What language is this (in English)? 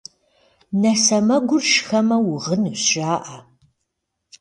Kabardian